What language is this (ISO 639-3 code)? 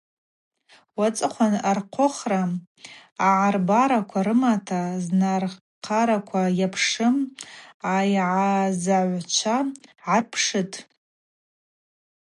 abq